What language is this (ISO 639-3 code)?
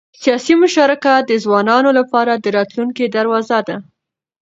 pus